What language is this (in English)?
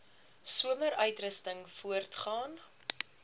Afrikaans